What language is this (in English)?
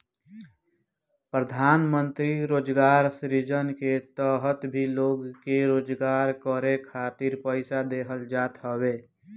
Bhojpuri